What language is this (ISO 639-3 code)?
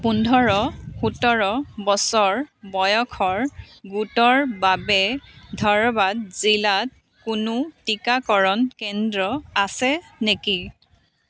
asm